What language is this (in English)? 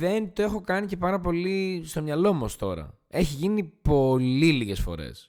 Greek